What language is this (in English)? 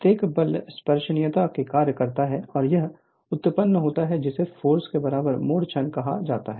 Hindi